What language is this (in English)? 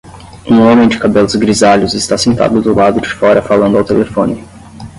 Portuguese